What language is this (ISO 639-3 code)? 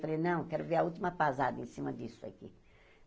por